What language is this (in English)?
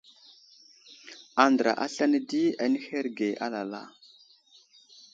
Wuzlam